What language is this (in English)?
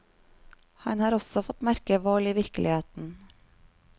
Norwegian